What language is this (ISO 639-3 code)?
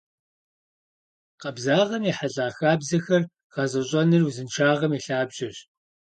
kbd